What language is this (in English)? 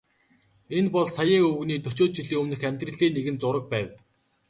Mongolian